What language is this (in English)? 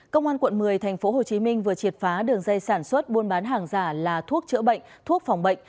Vietnamese